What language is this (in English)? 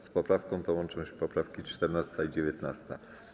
Polish